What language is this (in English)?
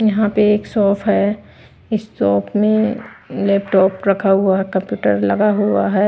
Hindi